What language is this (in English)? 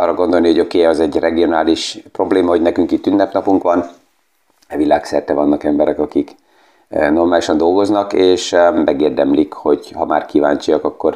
Hungarian